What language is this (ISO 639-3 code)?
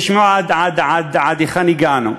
heb